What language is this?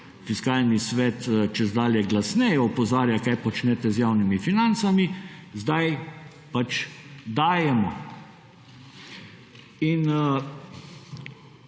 Slovenian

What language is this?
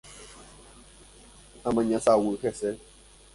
Guarani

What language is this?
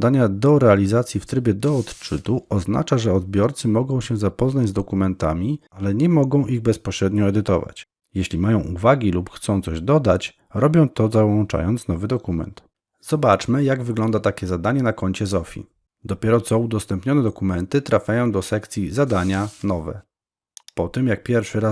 Polish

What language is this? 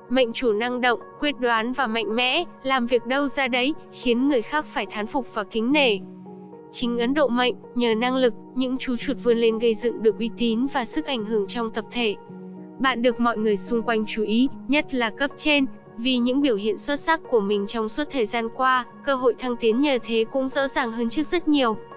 Vietnamese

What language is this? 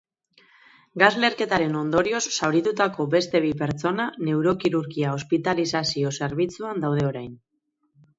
Basque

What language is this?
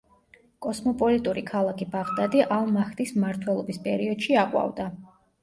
Georgian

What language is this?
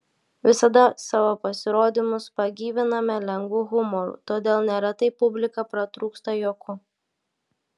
Lithuanian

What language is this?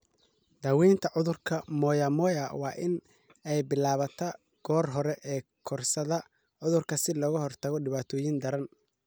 Somali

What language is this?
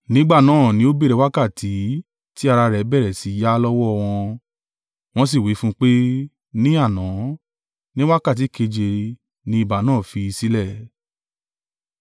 Yoruba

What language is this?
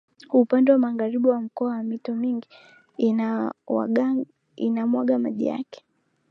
Swahili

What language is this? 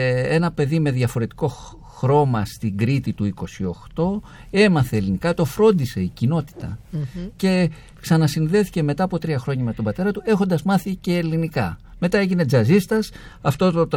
Greek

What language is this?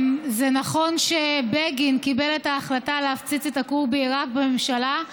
Hebrew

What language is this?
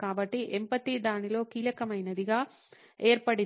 Telugu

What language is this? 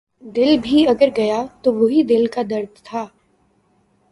Urdu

